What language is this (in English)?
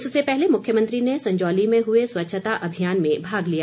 Hindi